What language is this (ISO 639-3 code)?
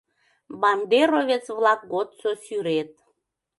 chm